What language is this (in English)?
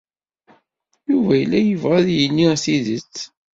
Kabyle